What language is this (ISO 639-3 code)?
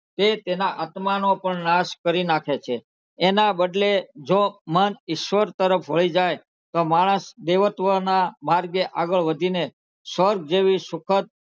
guj